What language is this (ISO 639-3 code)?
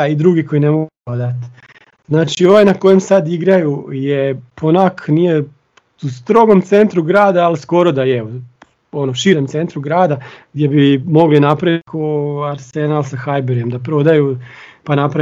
hrv